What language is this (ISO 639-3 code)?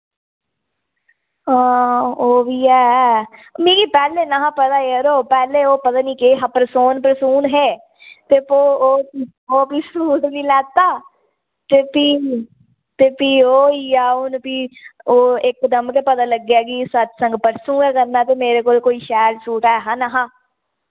doi